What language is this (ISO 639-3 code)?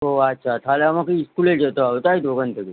ben